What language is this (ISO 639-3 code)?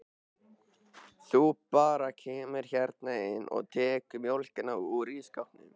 isl